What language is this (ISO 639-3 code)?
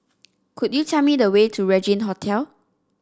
eng